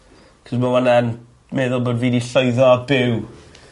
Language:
Welsh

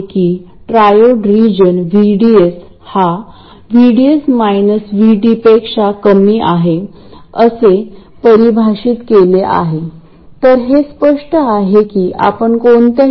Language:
Marathi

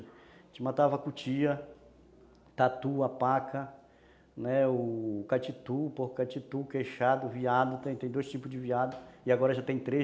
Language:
Portuguese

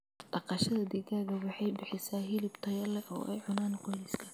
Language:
Somali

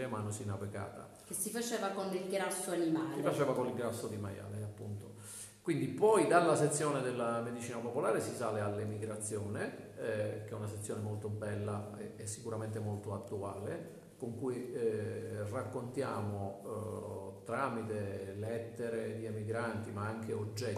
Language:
Italian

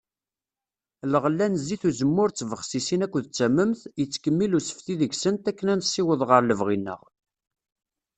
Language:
Kabyle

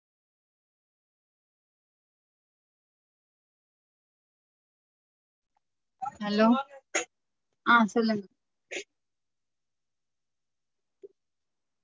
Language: Tamil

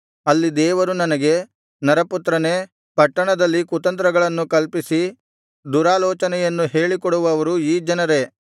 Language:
Kannada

